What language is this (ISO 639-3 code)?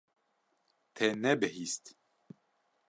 kur